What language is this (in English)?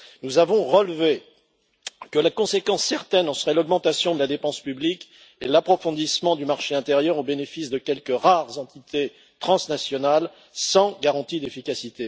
French